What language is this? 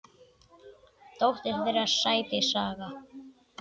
Icelandic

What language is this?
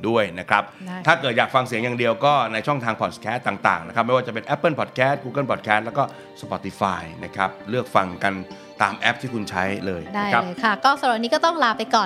Thai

